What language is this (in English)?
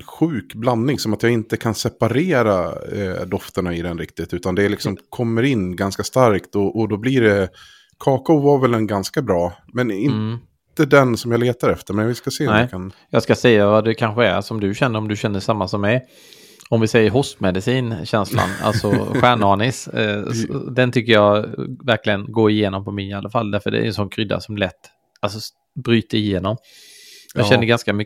Swedish